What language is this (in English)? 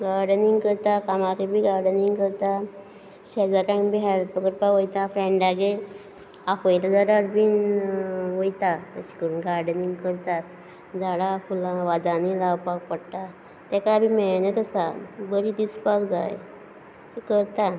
Konkani